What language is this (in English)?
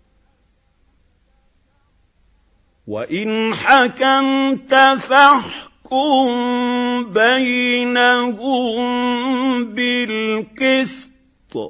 Arabic